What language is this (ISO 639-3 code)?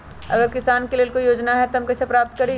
mag